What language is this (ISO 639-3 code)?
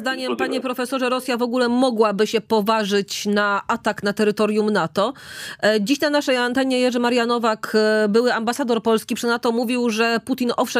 pol